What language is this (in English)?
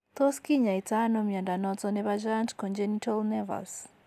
Kalenjin